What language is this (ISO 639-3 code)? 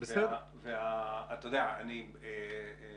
heb